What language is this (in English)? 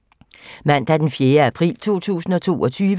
Danish